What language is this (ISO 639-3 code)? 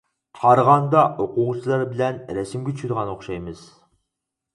uig